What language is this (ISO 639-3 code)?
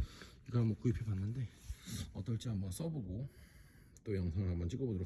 kor